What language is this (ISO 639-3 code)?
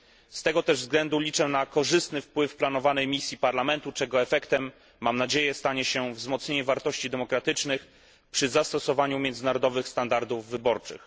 pol